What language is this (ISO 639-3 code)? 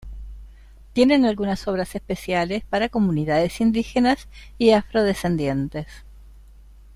spa